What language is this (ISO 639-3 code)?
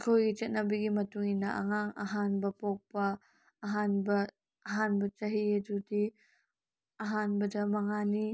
mni